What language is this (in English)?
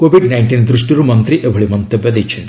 Odia